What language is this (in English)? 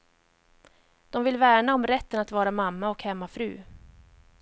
Swedish